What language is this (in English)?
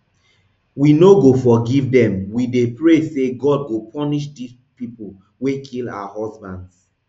Nigerian Pidgin